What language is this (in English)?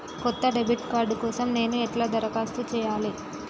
Telugu